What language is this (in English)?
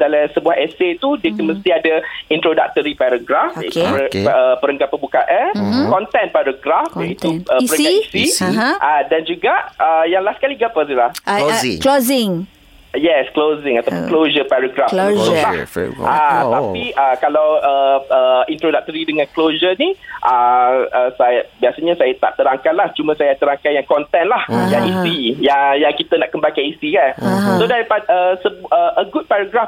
Malay